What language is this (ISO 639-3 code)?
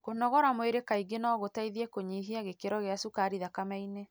kik